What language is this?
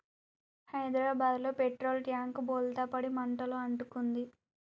Telugu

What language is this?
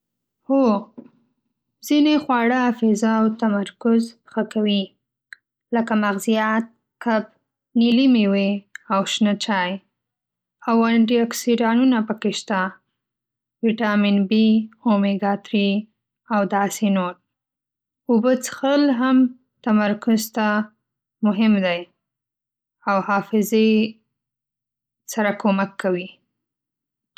Pashto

